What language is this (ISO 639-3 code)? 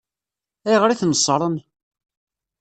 kab